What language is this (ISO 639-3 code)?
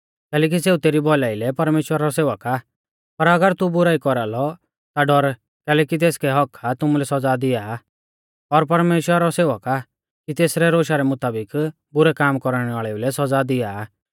bfz